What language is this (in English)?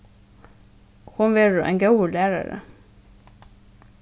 Faroese